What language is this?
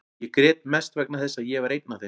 Icelandic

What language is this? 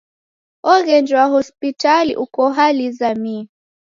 Taita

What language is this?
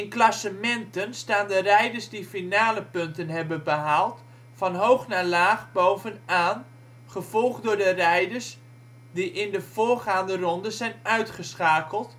Dutch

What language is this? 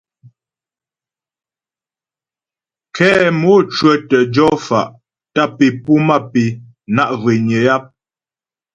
Ghomala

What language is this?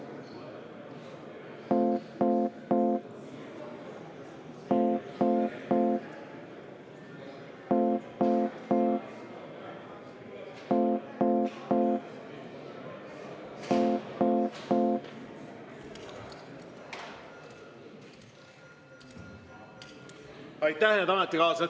Estonian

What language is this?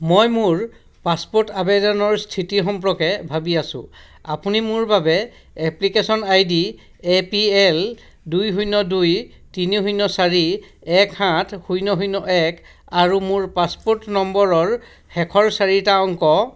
Assamese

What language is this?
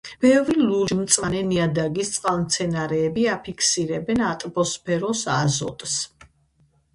Georgian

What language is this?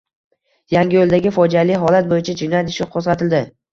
Uzbek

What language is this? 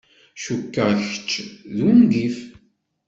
Kabyle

